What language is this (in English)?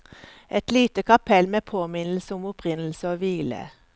Norwegian